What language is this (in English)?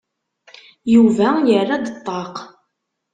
Kabyle